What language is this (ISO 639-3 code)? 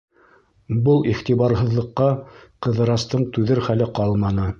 bak